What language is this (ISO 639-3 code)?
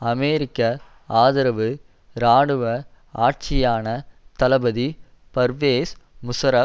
tam